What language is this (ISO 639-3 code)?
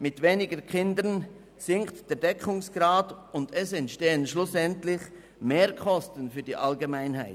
gsw